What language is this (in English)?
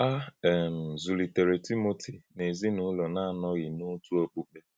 Igbo